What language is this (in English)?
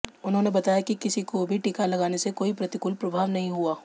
Hindi